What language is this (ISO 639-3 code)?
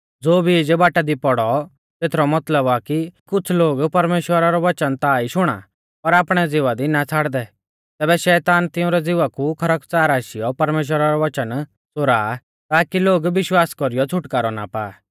bfz